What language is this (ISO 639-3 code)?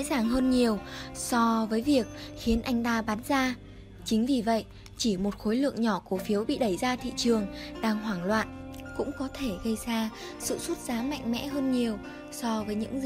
vie